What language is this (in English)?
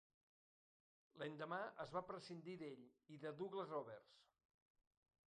Catalan